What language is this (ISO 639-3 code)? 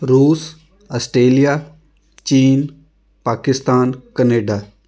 pan